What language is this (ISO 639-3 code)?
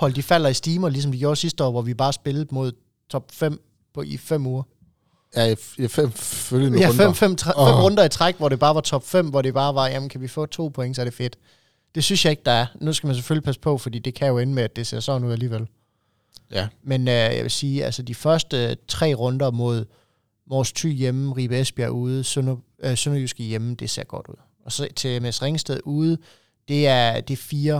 dan